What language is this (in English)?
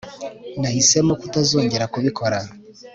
Kinyarwanda